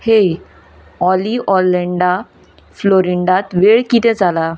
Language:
Konkani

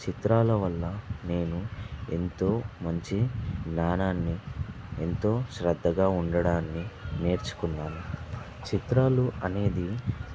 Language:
Telugu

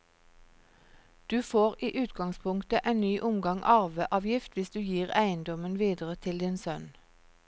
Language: Norwegian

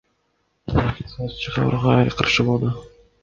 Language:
Kyrgyz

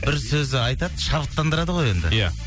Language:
Kazakh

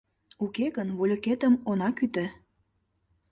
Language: Mari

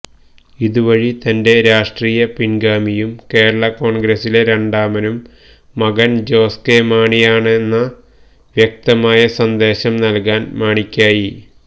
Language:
Malayalam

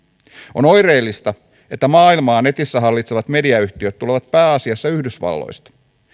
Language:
Finnish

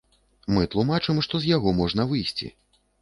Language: Belarusian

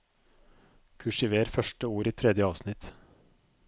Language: Norwegian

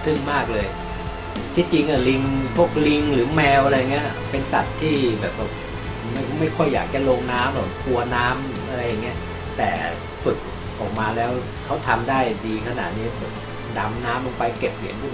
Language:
Thai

